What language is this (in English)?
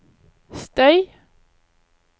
Norwegian